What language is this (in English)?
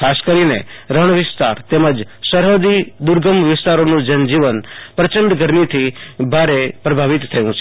Gujarati